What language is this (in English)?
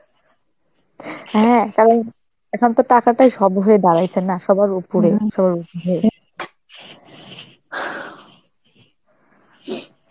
Bangla